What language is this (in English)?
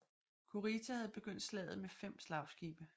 Danish